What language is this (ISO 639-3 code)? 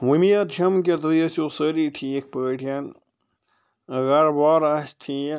kas